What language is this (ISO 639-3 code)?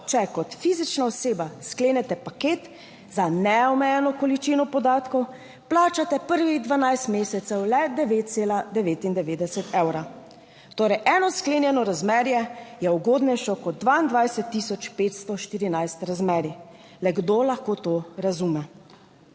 slv